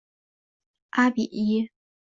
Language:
Chinese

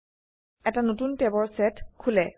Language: Assamese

